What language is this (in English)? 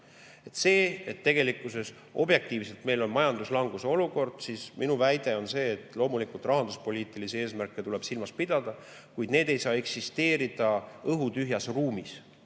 Estonian